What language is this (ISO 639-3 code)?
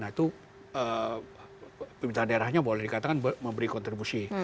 ind